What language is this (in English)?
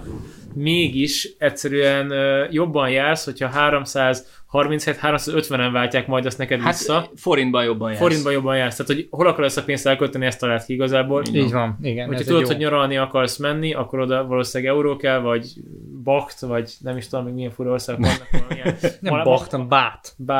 Hungarian